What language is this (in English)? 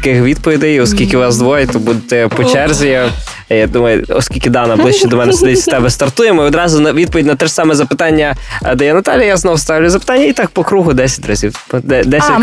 Ukrainian